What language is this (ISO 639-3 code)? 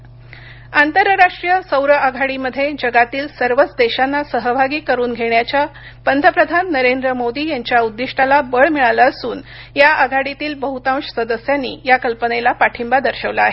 mar